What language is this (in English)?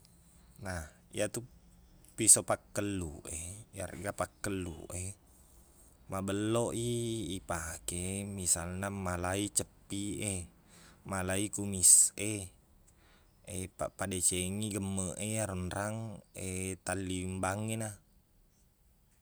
Buginese